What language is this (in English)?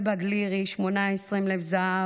Hebrew